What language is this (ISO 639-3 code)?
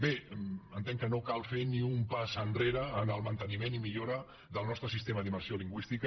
cat